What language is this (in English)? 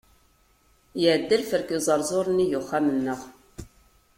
Kabyle